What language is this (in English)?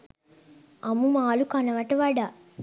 Sinhala